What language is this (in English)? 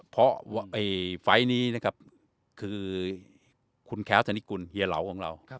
Thai